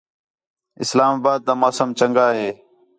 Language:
Khetrani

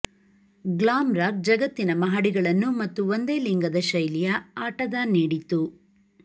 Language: Kannada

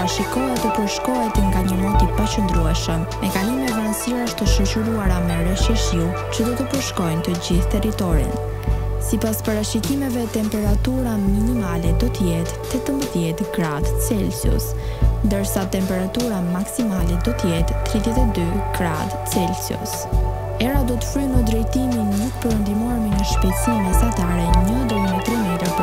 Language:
Romanian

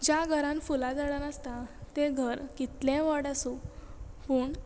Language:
Konkani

